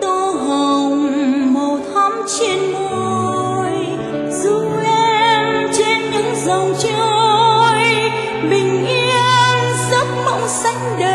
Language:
Vietnamese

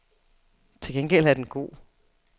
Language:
Danish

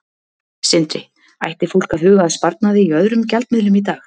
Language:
Icelandic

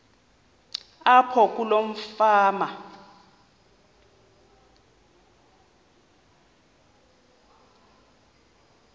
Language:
Xhosa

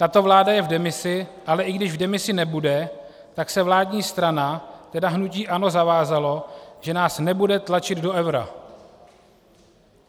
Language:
Czech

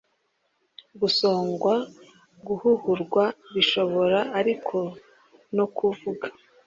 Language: Kinyarwanda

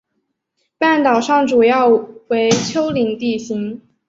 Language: Chinese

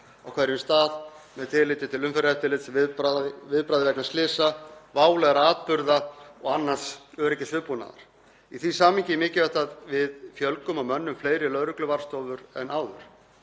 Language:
Icelandic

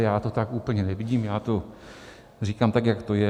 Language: Czech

